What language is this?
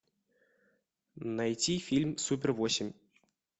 Russian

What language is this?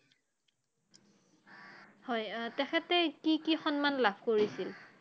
Assamese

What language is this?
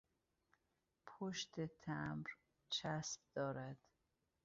Persian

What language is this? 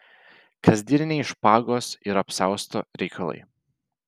Lithuanian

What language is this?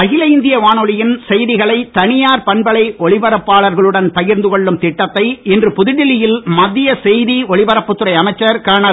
Tamil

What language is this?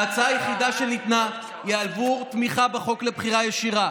Hebrew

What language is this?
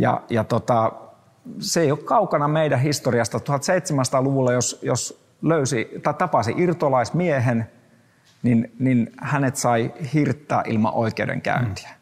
Finnish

